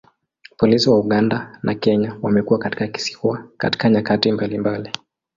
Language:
Swahili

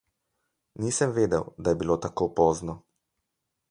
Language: Slovenian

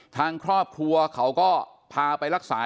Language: Thai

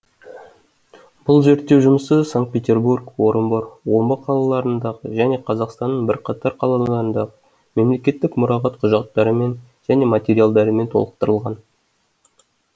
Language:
Kazakh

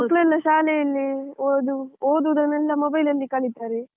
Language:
Kannada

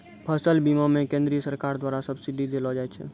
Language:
Maithili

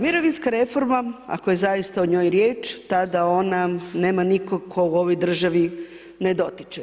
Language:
Croatian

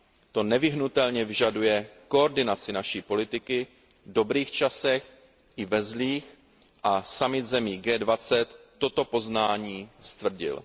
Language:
Czech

